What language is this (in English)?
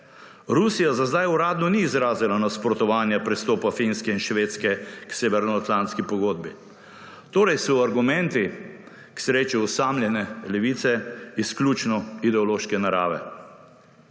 Slovenian